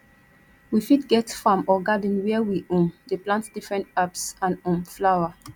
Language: Nigerian Pidgin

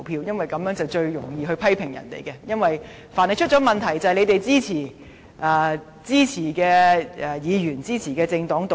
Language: Cantonese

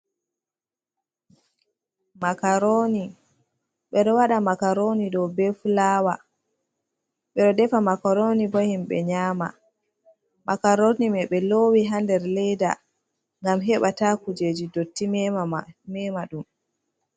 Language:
Fula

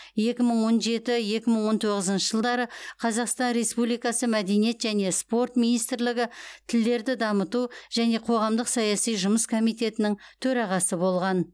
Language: Kazakh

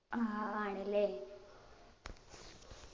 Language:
Malayalam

